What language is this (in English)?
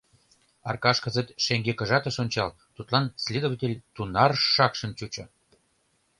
Mari